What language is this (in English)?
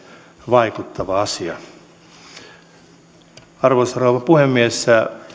Finnish